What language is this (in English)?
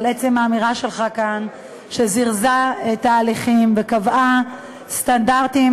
Hebrew